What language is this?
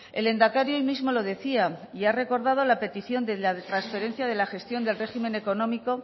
Spanish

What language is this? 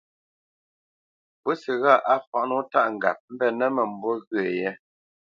Bamenyam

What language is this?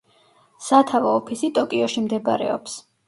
Georgian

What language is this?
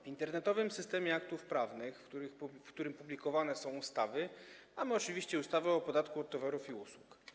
Polish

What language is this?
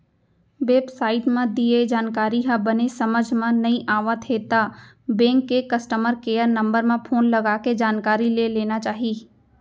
Chhattisgarhi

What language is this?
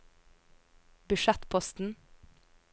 Norwegian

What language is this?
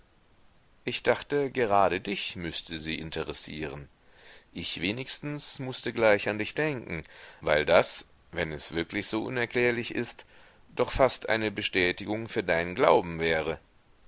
German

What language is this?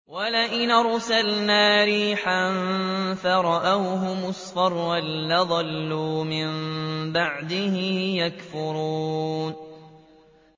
Arabic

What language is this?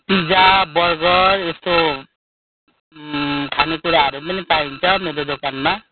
Nepali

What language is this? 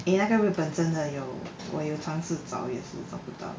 English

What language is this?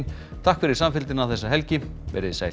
Icelandic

